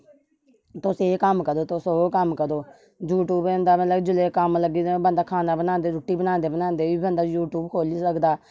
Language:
Dogri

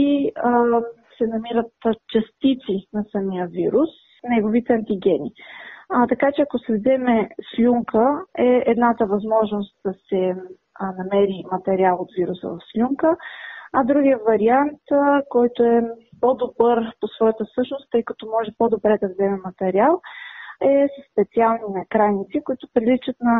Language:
Bulgarian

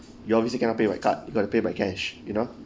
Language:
English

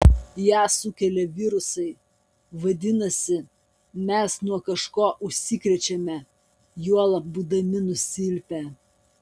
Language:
Lithuanian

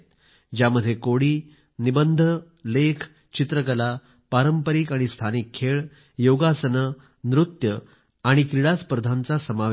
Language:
Marathi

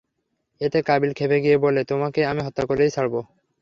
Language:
Bangla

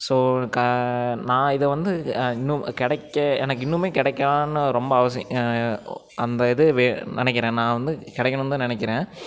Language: Tamil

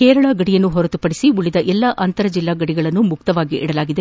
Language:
Kannada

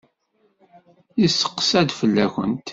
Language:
Kabyle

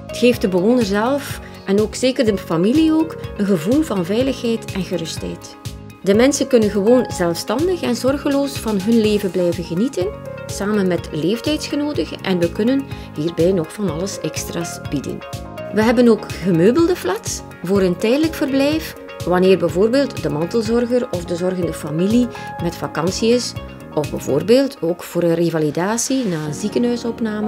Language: Dutch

